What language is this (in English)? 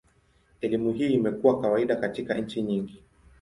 Swahili